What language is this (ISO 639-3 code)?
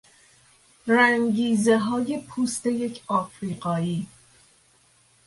fas